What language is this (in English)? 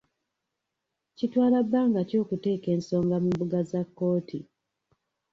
Ganda